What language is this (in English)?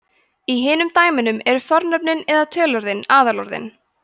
Icelandic